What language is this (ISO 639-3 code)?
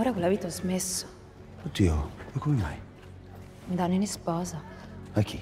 ita